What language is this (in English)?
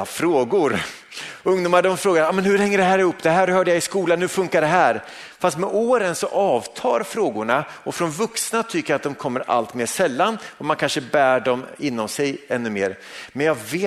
Swedish